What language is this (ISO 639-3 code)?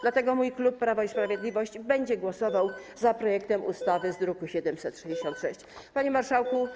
pol